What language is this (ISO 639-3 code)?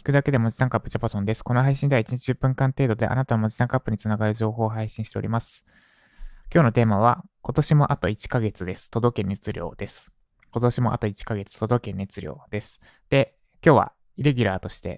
jpn